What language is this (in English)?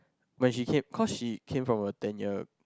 English